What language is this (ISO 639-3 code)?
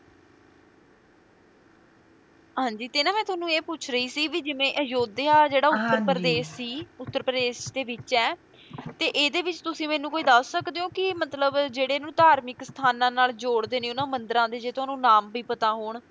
pan